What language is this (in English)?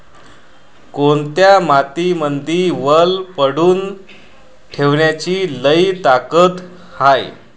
Marathi